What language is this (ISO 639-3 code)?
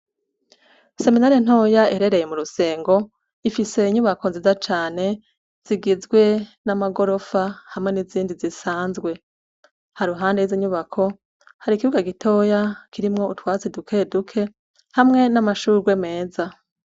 run